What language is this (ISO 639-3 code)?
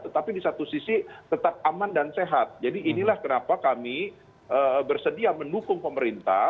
ind